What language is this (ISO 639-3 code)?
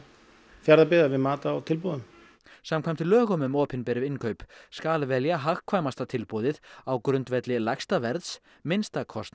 isl